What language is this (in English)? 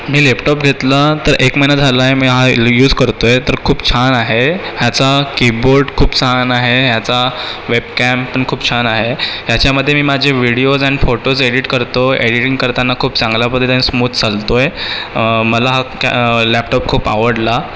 Marathi